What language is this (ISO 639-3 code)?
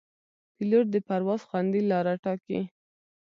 pus